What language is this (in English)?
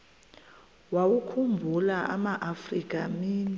Xhosa